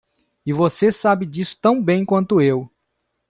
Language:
Portuguese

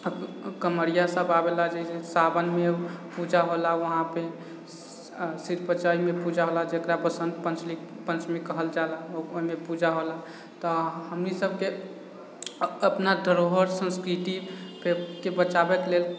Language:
Maithili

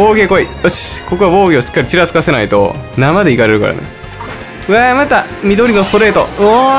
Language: Japanese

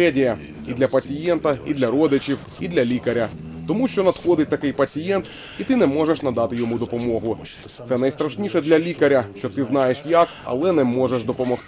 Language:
Ukrainian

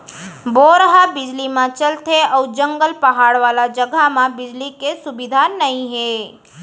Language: Chhattisgarhi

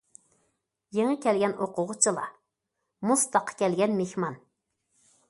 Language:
Uyghur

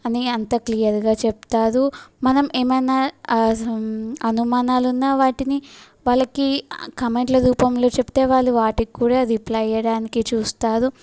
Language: Telugu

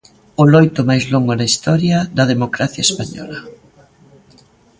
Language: Galician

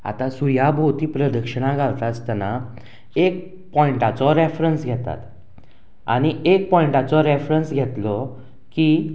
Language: Konkani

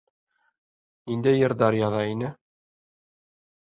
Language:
Bashkir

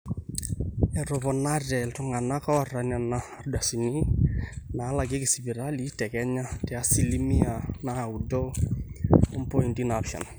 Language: Masai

